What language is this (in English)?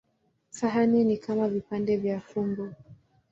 Swahili